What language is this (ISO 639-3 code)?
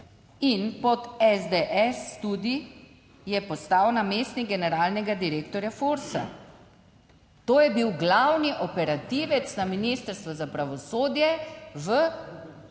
slv